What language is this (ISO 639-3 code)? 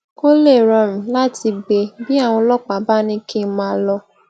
yor